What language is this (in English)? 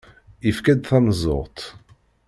Kabyle